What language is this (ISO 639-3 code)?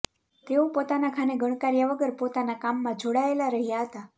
guj